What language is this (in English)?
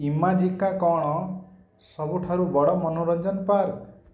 Odia